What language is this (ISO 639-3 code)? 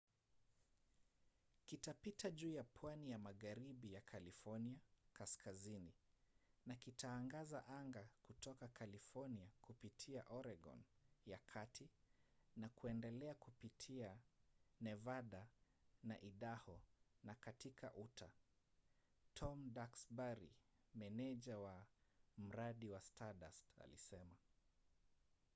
swa